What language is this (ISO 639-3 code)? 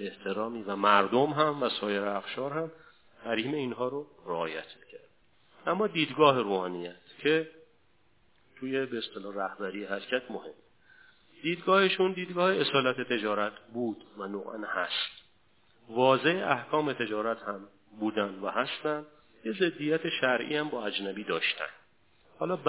fas